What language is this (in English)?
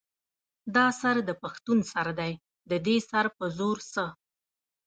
Pashto